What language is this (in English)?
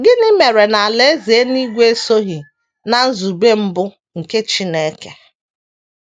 Igbo